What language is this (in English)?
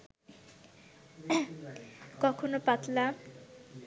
Bangla